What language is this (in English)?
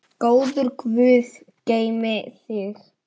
Icelandic